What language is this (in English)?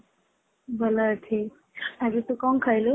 Odia